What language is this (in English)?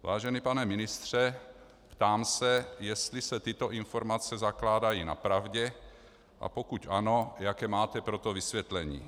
Czech